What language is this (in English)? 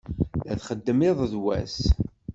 Kabyle